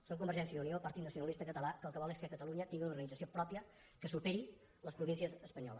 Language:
Catalan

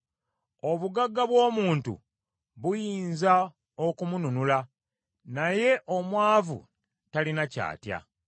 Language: Ganda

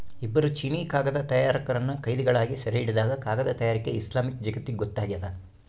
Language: Kannada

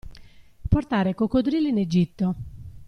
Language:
Italian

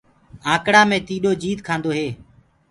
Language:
Gurgula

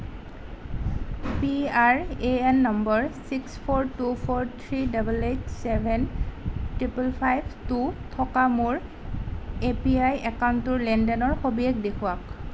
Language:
Assamese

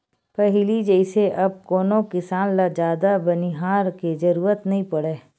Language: Chhattisgarhi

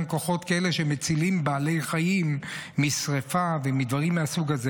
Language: Hebrew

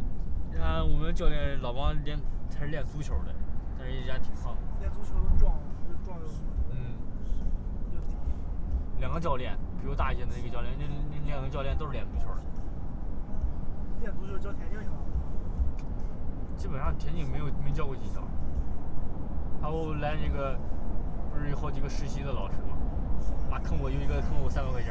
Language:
Chinese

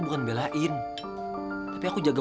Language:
Indonesian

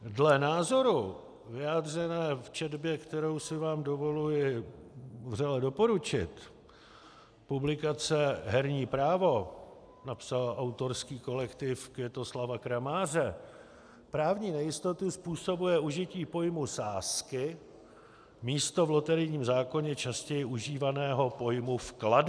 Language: Czech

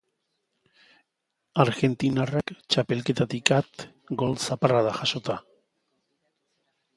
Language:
Basque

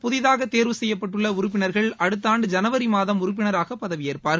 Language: Tamil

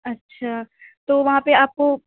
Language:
Urdu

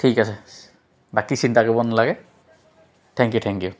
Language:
Assamese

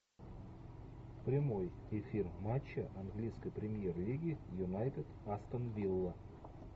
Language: Russian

